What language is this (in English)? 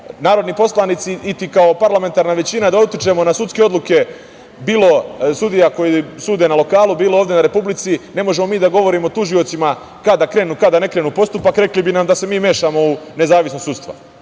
Serbian